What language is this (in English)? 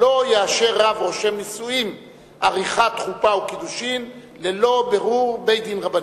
Hebrew